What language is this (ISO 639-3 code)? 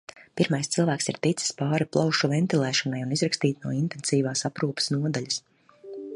lav